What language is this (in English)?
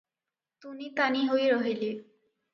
Odia